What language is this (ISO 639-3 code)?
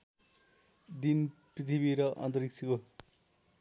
nep